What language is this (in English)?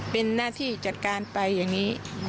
Thai